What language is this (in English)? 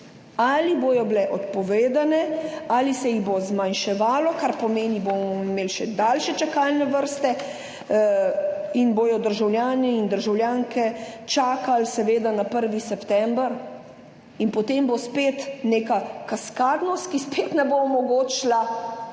Slovenian